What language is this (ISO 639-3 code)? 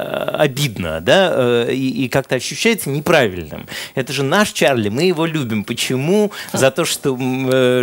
rus